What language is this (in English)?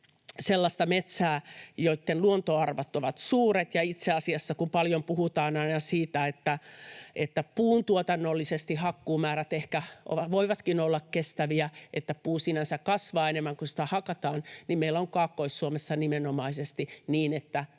Finnish